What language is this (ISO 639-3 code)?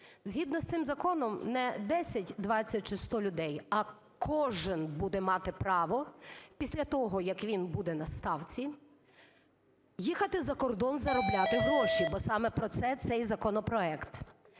ukr